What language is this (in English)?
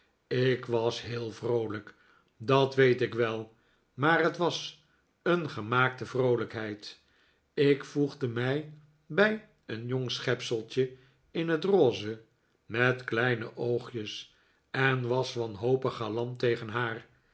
Dutch